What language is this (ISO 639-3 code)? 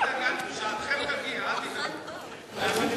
heb